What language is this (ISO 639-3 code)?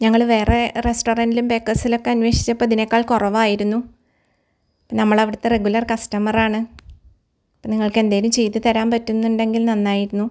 mal